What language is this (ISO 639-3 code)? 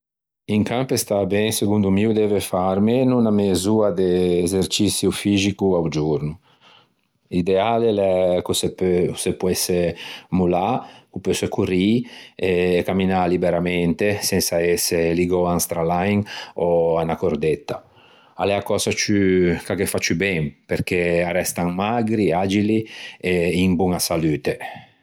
lij